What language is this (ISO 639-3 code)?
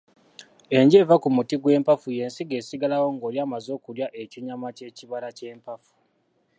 lug